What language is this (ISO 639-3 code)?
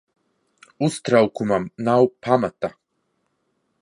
lav